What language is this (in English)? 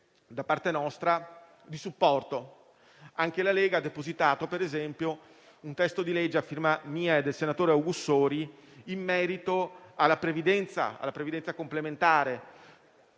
Italian